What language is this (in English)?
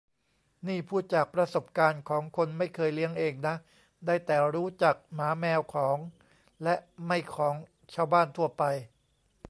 Thai